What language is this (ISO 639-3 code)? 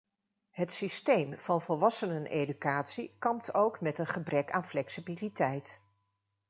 nld